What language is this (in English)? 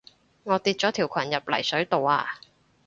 Cantonese